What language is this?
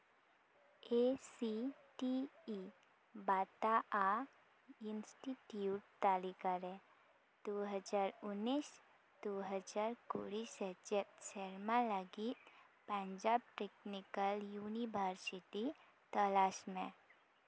Santali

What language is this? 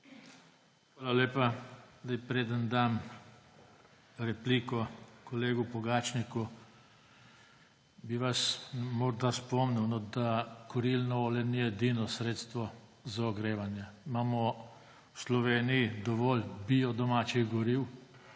Slovenian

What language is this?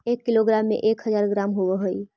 Magahi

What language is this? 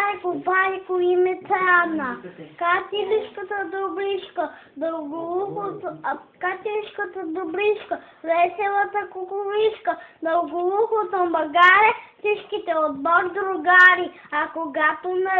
Bulgarian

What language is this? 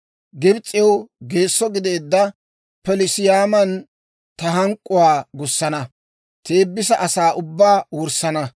Dawro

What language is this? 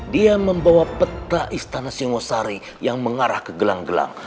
Indonesian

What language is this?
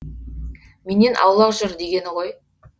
Kazakh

